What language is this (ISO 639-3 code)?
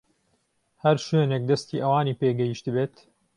ckb